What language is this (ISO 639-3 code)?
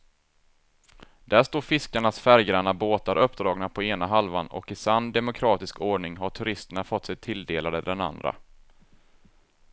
swe